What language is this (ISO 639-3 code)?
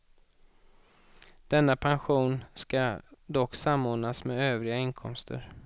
swe